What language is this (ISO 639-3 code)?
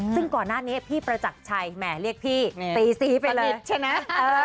tha